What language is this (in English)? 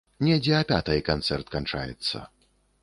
Belarusian